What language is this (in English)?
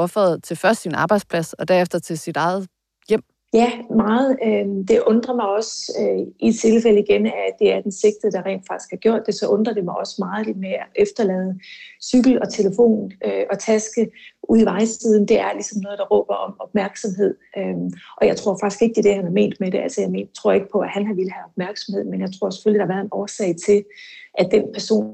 Danish